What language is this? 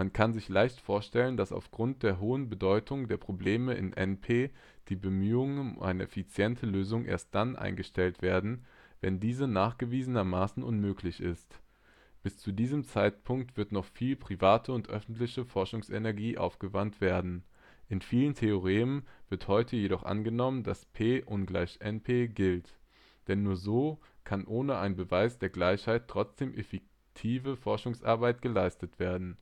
German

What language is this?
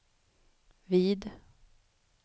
Swedish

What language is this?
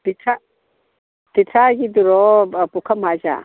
Manipuri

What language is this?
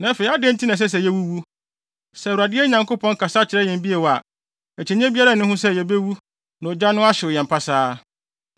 Akan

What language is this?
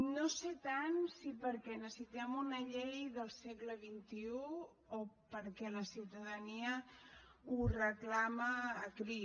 Catalan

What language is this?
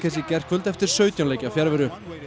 Icelandic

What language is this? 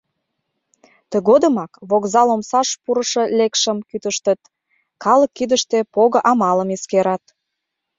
Mari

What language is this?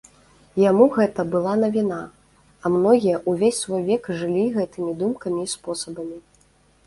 Belarusian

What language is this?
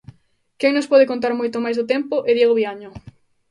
Galician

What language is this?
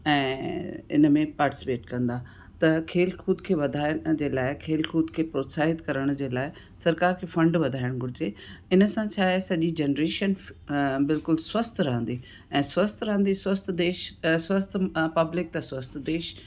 Sindhi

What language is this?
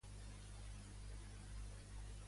Catalan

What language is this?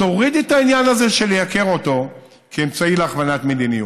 Hebrew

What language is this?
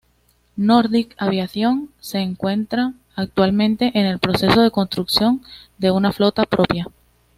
Spanish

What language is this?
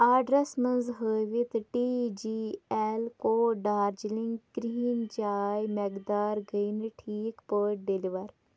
Kashmiri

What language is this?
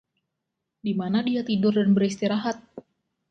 Indonesian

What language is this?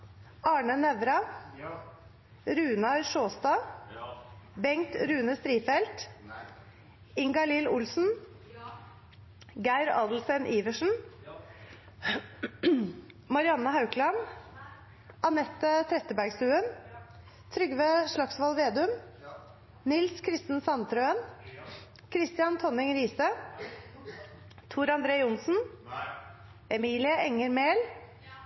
Norwegian Nynorsk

